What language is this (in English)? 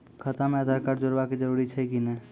Maithili